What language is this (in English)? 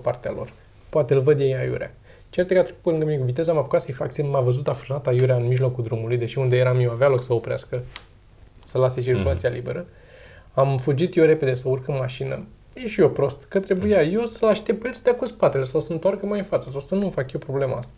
Romanian